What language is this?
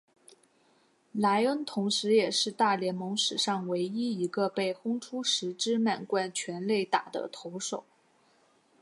Chinese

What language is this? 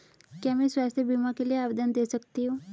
Hindi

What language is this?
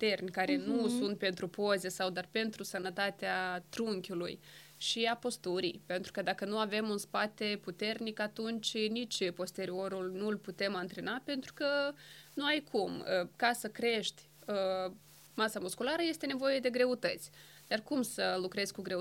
Romanian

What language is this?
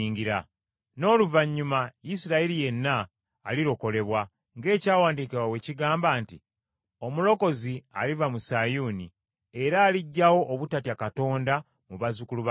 Ganda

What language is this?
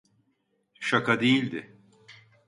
Turkish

